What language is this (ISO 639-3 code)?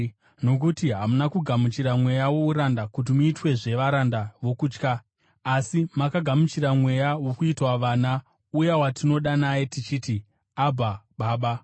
sna